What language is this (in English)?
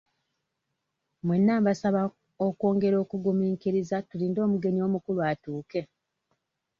Ganda